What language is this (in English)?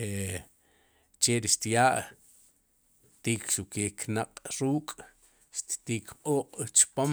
Sipacapense